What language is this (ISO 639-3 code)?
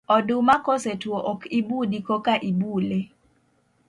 luo